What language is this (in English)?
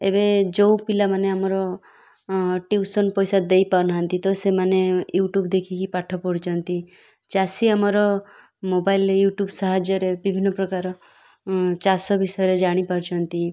Odia